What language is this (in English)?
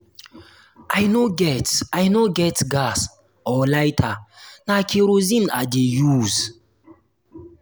Nigerian Pidgin